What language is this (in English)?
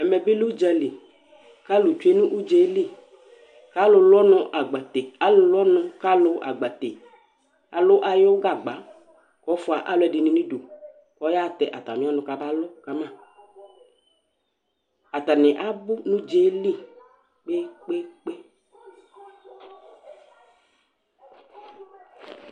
Ikposo